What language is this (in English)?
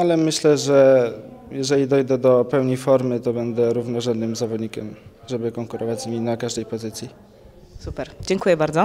Polish